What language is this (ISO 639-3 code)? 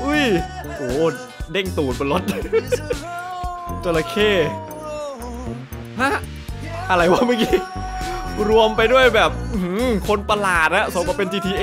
tha